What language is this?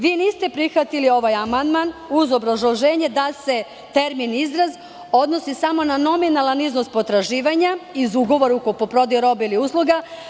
Serbian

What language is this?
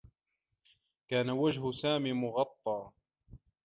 Arabic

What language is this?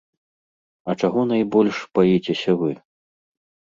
Belarusian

